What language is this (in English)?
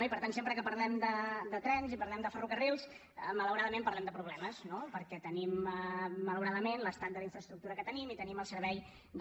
Catalan